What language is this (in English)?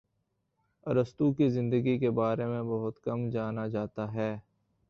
Urdu